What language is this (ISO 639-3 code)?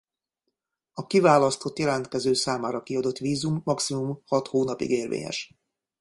hun